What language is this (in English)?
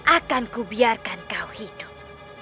Indonesian